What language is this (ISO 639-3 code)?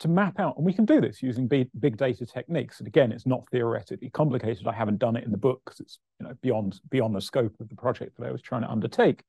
eng